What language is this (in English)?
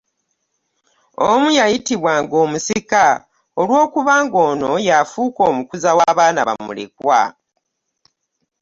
Ganda